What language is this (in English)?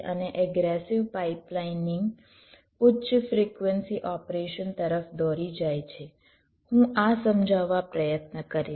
Gujarati